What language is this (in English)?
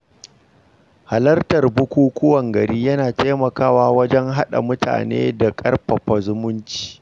Hausa